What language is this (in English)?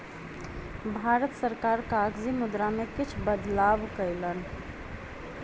Maithili